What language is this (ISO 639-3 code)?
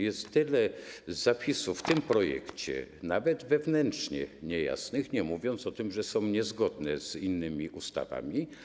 pol